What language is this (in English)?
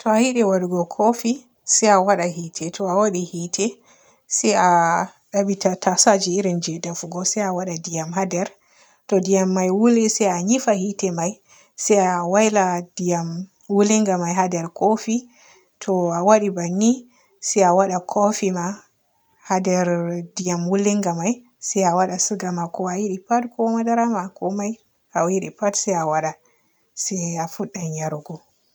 Borgu Fulfulde